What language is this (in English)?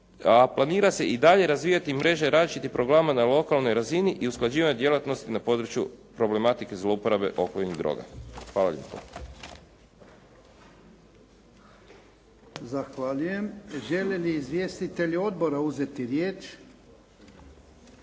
Croatian